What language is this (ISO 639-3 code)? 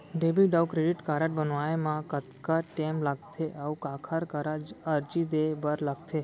hne